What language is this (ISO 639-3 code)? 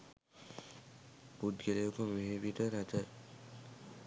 sin